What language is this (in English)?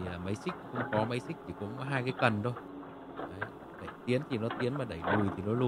Vietnamese